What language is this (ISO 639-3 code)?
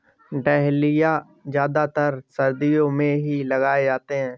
hin